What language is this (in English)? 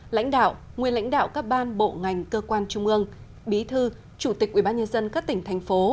Vietnamese